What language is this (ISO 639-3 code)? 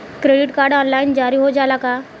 bho